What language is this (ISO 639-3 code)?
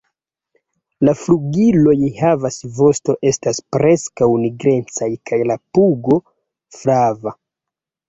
epo